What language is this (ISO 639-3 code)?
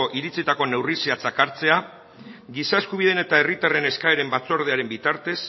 eus